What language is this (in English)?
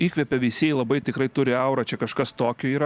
Lithuanian